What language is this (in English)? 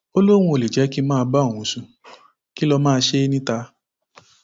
Yoruba